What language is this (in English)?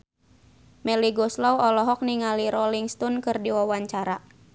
Sundanese